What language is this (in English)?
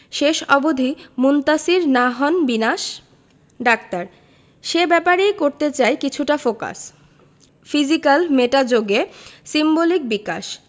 Bangla